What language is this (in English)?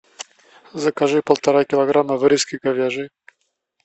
Russian